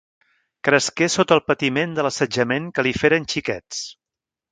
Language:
Catalan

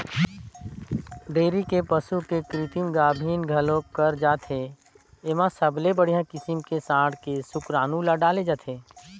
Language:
Chhattisgarhi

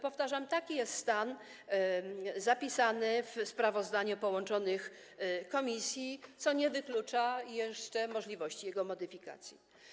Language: Polish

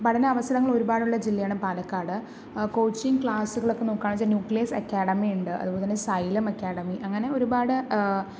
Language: Malayalam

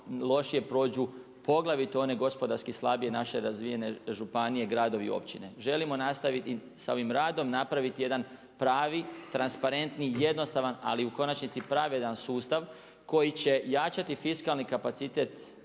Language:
Croatian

